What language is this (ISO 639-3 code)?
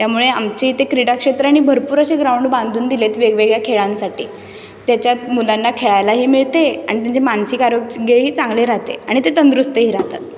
mar